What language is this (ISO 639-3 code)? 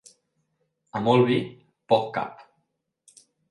cat